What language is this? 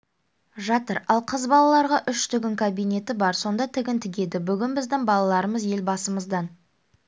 Kazakh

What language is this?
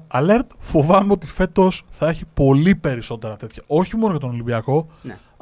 Greek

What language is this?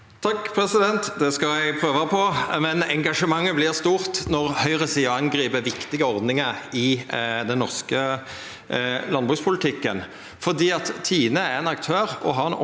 Norwegian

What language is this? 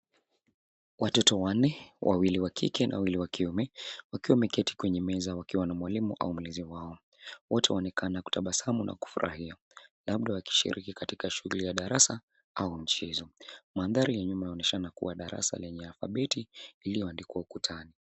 Swahili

